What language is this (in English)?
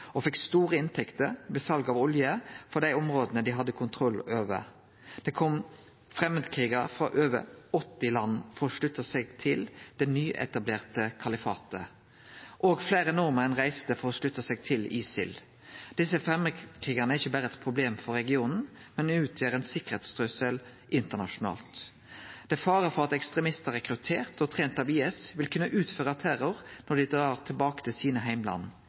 Norwegian Nynorsk